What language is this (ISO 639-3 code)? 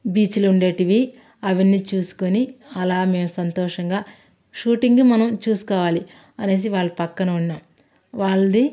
tel